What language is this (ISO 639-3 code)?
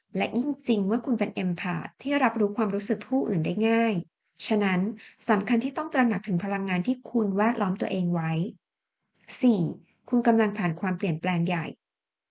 tha